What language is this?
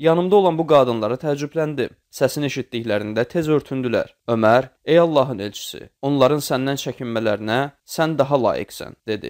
Turkish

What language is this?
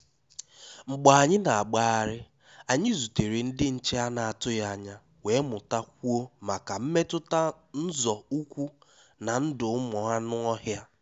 Igbo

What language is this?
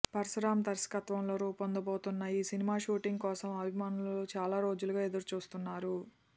Telugu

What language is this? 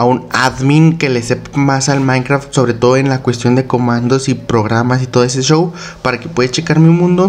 Spanish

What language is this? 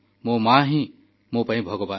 Odia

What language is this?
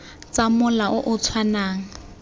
Tswana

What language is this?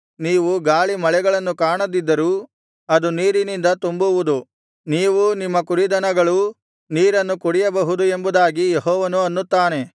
Kannada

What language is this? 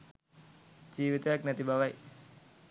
Sinhala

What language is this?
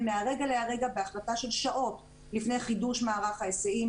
Hebrew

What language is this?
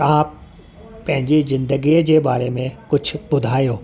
Sindhi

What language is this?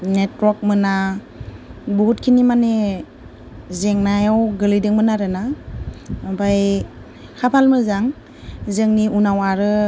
Bodo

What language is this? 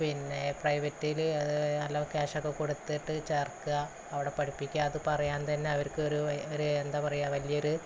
Malayalam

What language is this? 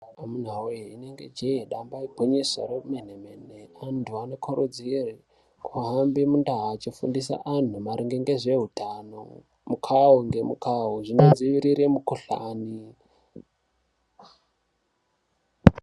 Ndau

